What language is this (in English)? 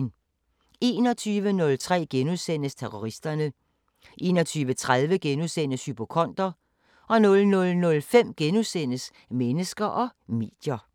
Danish